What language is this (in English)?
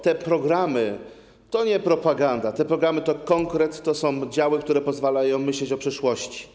Polish